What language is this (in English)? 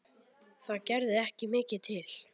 Icelandic